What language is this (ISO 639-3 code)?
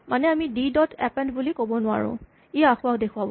asm